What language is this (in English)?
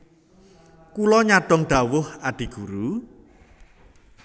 Javanese